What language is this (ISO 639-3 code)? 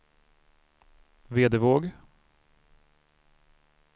swe